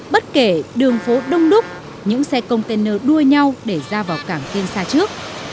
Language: Vietnamese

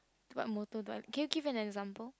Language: English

